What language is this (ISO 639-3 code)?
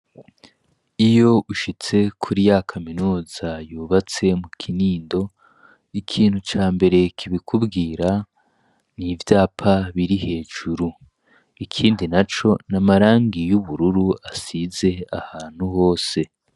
run